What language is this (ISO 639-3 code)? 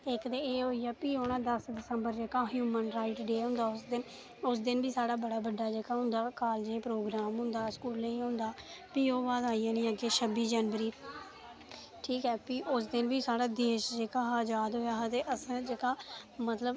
doi